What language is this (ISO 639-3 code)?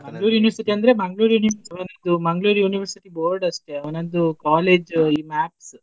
kan